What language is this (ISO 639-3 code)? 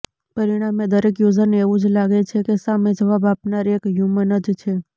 guj